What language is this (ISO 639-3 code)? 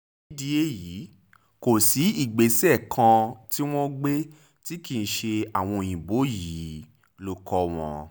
yor